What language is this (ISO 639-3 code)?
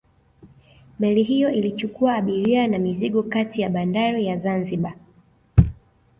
swa